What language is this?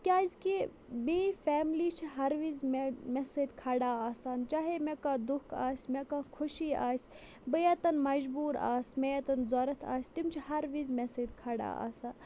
Kashmiri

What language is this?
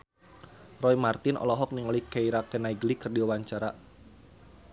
Sundanese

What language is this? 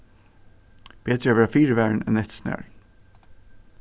Faroese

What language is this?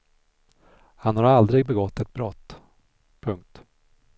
Swedish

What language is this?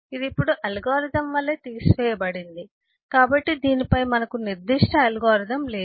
Telugu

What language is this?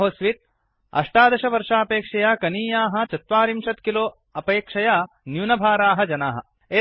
Sanskrit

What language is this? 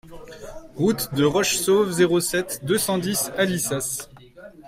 French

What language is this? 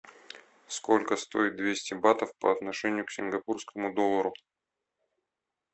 Russian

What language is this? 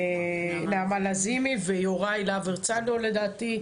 Hebrew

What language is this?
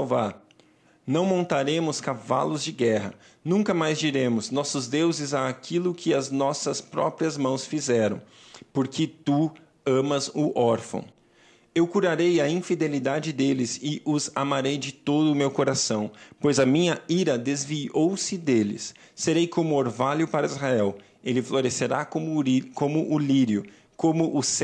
Portuguese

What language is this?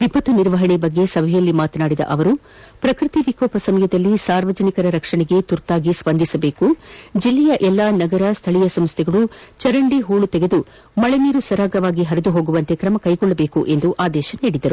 Kannada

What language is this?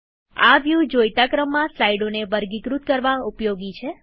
Gujarati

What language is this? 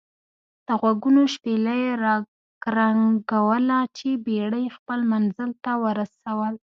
Pashto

